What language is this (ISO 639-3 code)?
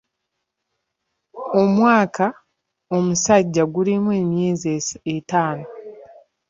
lug